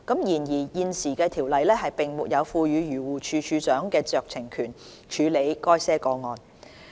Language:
Cantonese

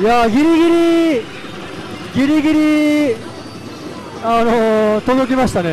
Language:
Japanese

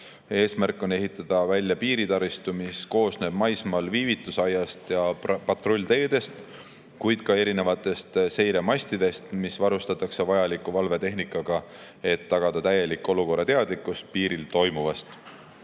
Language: Estonian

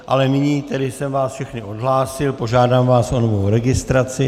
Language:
Czech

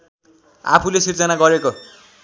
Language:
Nepali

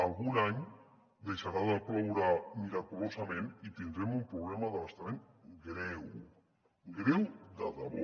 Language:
Catalan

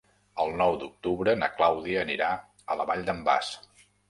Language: Catalan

